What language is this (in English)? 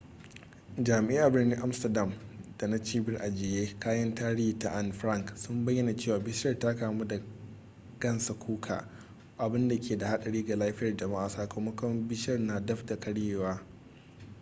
Hausa